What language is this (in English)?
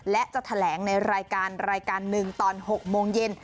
Thai